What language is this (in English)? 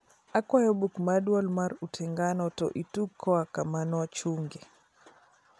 Luo (Kenya and Tanzania)